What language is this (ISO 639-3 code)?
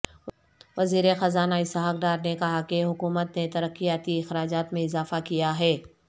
urd